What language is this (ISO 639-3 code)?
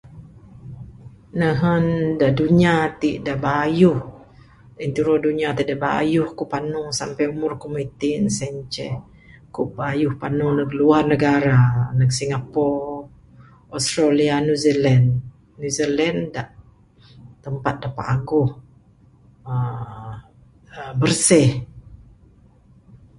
sdo